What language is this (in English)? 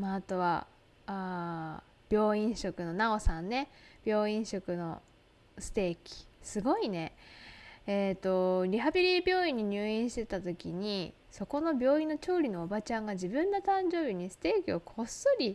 Japanese